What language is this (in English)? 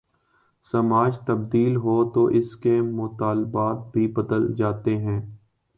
Urdu